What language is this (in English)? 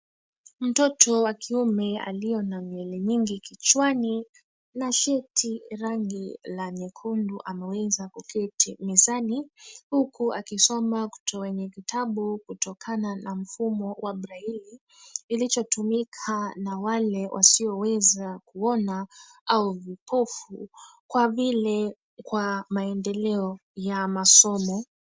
Swahili